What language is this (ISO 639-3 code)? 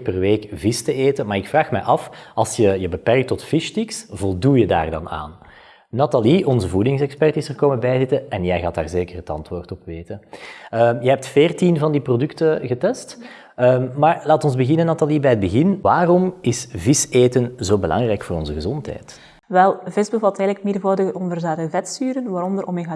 nld